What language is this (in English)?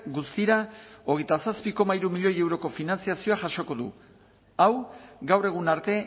Basque